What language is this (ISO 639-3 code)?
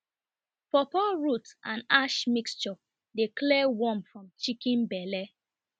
pcm